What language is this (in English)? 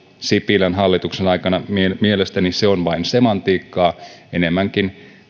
Finnish